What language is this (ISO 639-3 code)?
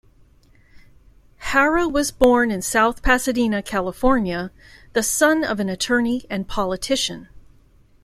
eng